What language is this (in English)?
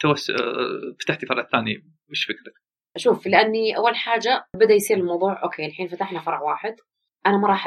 Arabic